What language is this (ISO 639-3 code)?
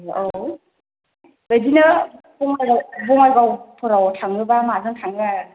brx